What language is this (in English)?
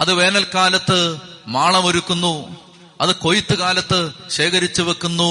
Malayalam